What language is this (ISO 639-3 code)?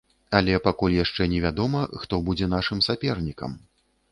bel